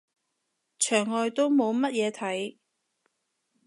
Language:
Cantonese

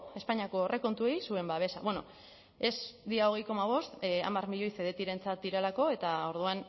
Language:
Basque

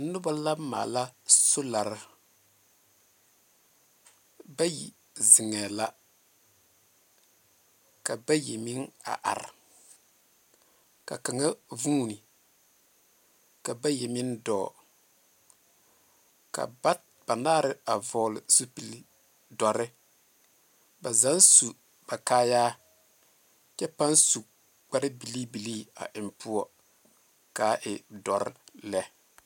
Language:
Southern Dagaare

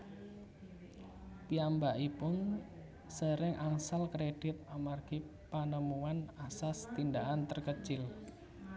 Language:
Javanese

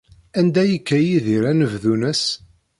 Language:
Kabyle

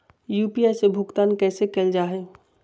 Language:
Magahi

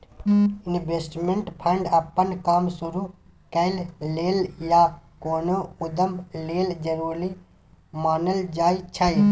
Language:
Maithili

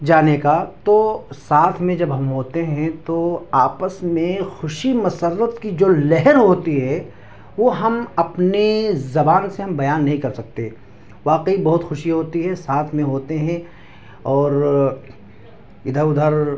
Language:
Urdu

